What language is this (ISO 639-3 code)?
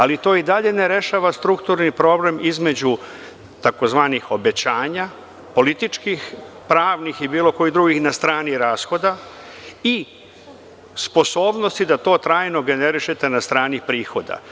srp